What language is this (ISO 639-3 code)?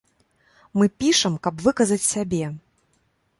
bel